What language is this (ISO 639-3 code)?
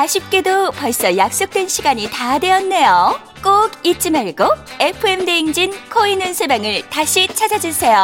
kor